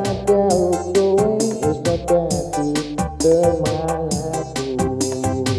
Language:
Indonesian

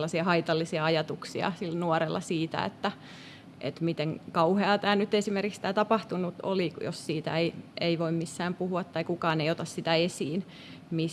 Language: Finnish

